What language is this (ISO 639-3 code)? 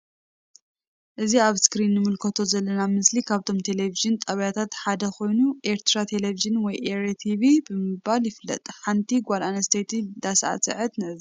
tir